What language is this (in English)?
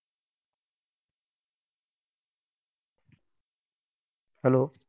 Assamese